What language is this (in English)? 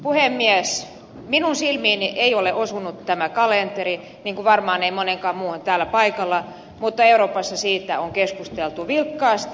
Finnish